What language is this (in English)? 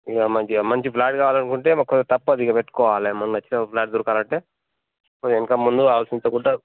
Telugu